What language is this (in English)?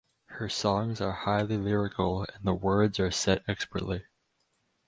English